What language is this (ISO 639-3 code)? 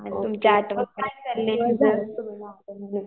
mar